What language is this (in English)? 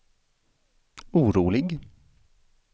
Swedish